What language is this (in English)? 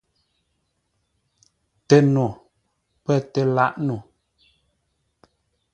Ngombale